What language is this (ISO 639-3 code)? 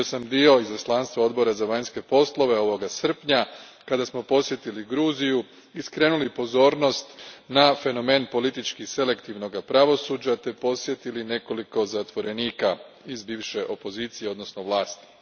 hrv